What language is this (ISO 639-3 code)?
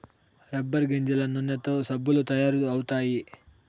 tel